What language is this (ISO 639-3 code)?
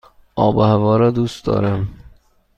fas